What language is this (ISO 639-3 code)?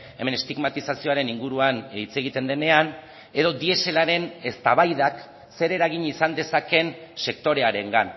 eus